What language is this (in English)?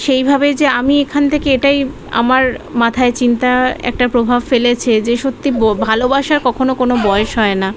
Bangla